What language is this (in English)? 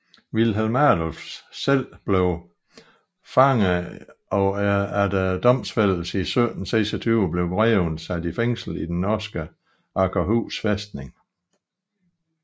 Danish